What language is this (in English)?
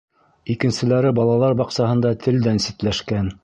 Bashkir